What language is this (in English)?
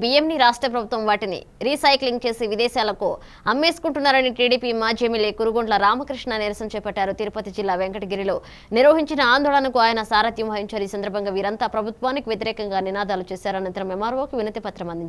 Romanian